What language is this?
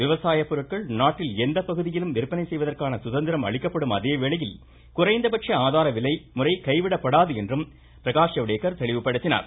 Tamil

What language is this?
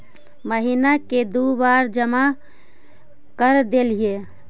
Magahi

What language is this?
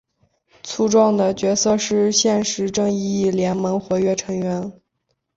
Chinese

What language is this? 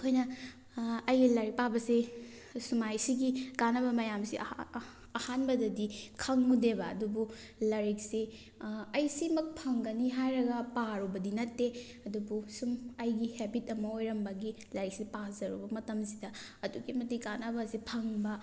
Manipuri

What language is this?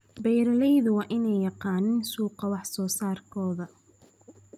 Somali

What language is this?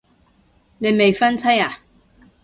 Cantonese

